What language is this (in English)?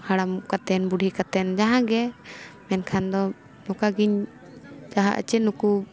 Santali